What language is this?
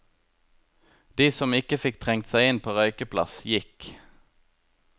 Norwegian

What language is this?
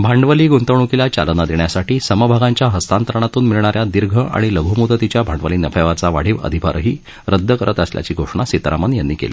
Marathi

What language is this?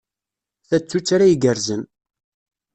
Kabyle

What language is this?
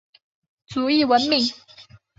Chinese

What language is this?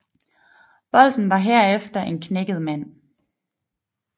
Danish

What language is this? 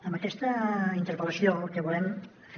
Catalan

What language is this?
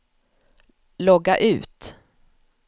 Swedish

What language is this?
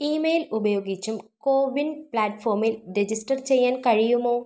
Malayalam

